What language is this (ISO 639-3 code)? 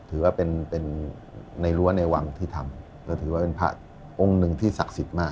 tha